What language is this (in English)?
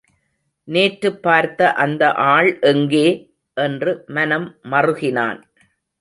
Tamil